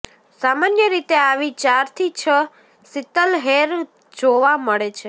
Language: Gujarati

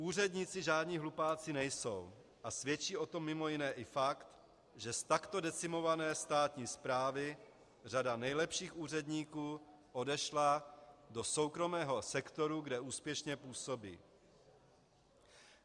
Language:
Czech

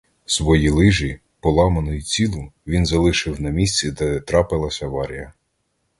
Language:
Ukrainian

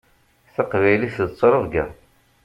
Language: Kabyle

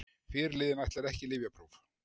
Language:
Icelandic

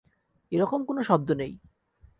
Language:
Bangla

